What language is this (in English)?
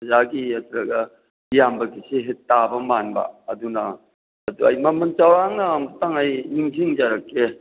Manipuri